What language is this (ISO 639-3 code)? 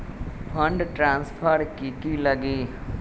mag